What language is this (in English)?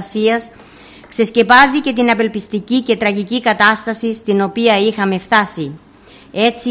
Greek